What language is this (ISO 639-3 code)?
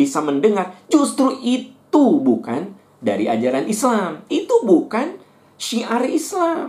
ind